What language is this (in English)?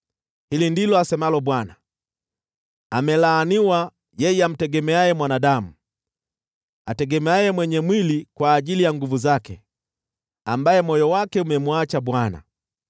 Swahili